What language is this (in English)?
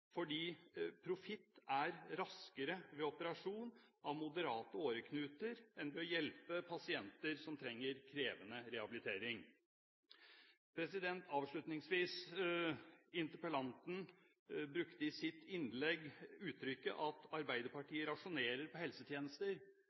Norwegian Bokmål